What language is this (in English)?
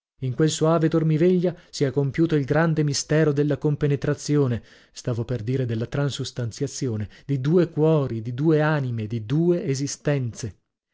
Italian